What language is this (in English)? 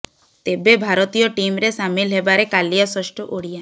Odia